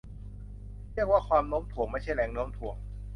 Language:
Thai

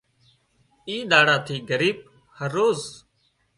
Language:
Wadiyara Koli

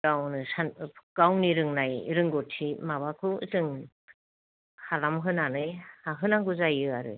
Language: Bodo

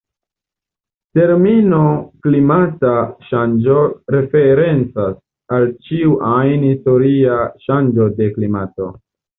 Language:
Esperanto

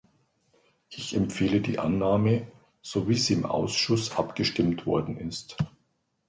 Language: German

